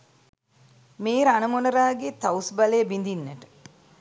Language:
Sinhala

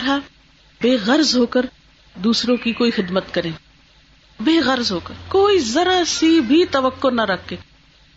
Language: Urdu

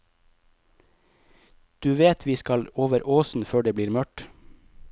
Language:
Norwegian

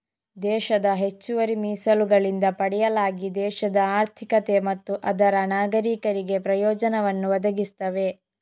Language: Kannada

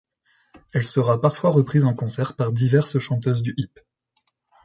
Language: French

